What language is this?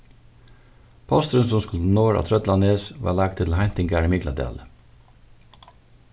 Faroese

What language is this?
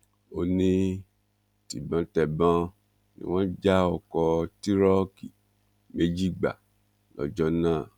Yoruba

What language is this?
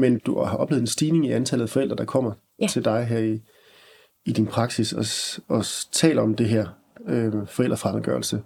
Danish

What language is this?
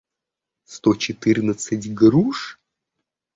Russian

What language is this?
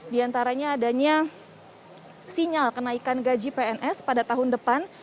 Indonesian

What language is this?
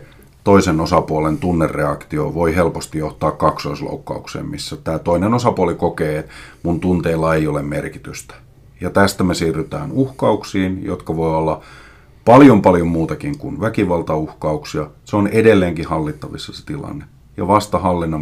Finnish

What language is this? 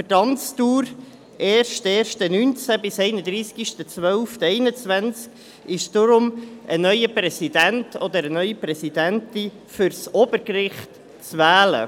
Swiss German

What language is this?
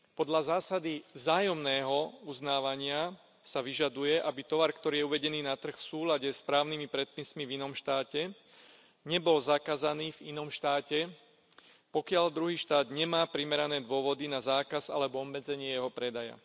Slovak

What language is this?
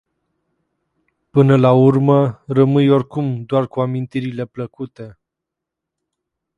Romanian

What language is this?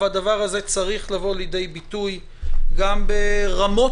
Hebrew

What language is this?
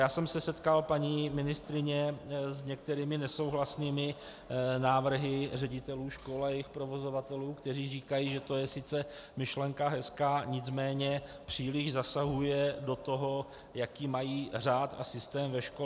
Czech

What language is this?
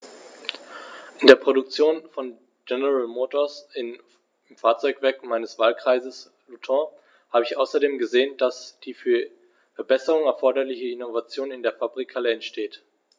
German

